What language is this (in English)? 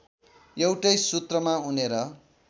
Nepali